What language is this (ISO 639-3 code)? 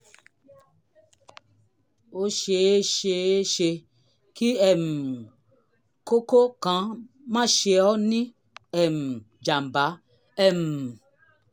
yor